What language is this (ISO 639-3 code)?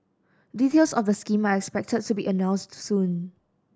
eng